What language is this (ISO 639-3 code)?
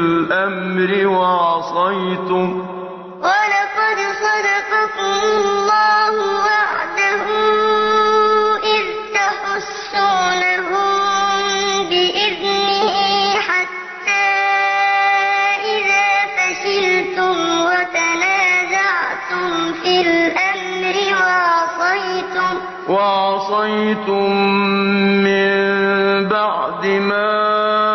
ara